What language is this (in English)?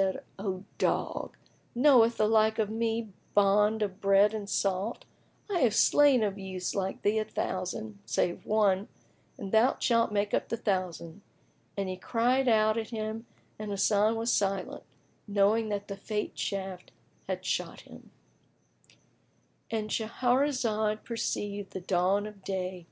English